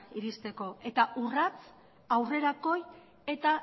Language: Basque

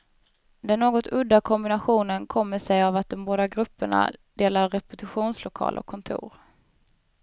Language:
Swedish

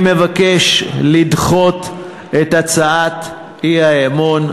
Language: Hebrew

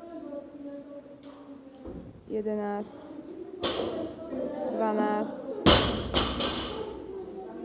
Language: Slovak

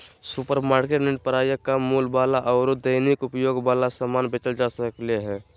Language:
Magahi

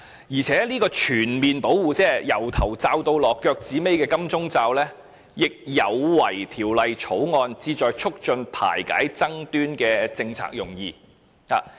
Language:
Cantonese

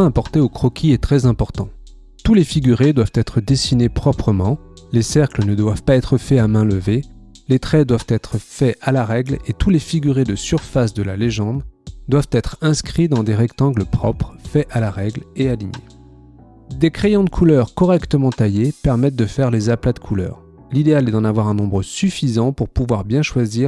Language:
French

